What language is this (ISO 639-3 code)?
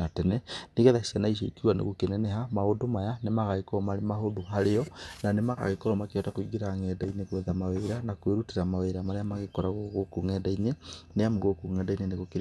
kik